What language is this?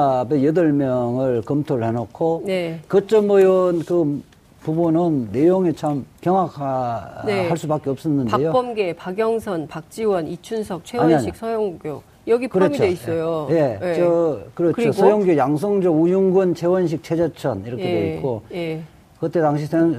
Korean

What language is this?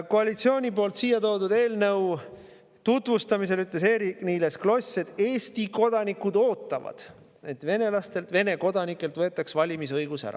Estonian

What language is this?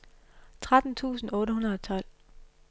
Danish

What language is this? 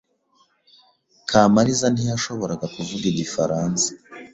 Kinyarwanda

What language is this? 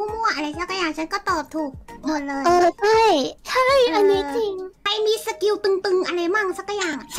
Thai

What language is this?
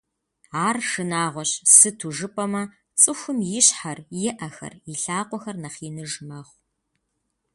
Kabardian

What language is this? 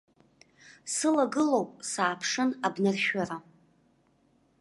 Abkhazian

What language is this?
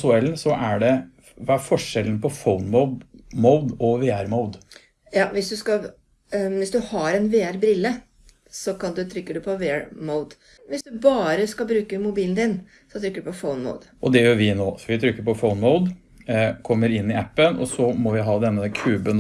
Norwegian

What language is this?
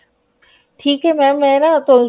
Punjabi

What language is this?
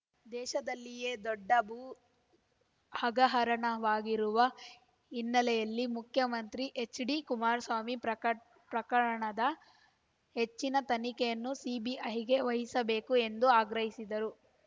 Kannada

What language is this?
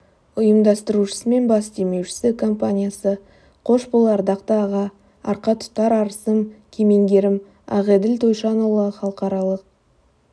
Kazakh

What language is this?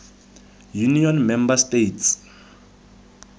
Tswana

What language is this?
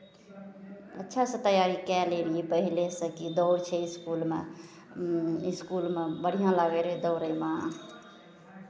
Maithili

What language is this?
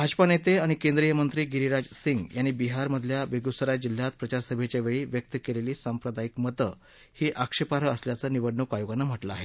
Marathi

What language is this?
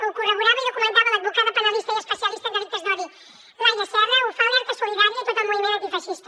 Catalan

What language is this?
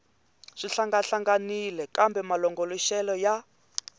Tsonga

